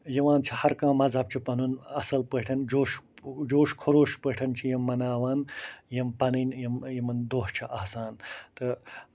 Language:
Kashmiri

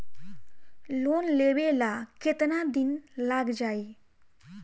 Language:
Bhojpuri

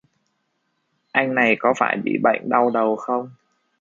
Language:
Vietnamese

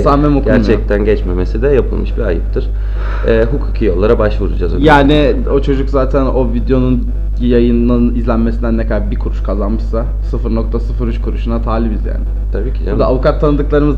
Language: Turkish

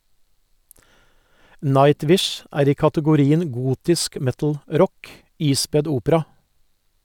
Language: Norwegian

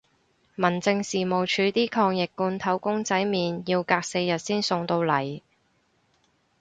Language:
Cantonese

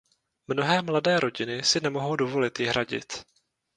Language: Czech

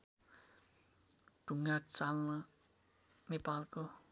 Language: Nepali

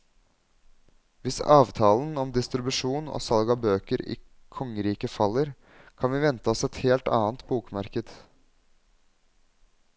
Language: Norwegian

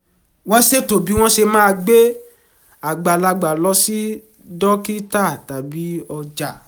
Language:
Yoruba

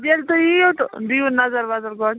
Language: Kashmiri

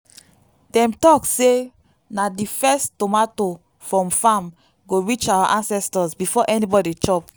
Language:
Nigerian Pidgin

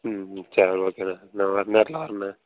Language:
Tamil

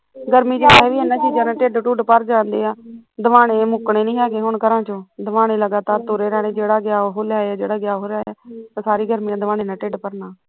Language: Punjabi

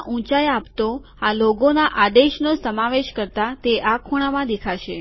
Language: Gujarati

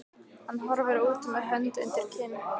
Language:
Icelandic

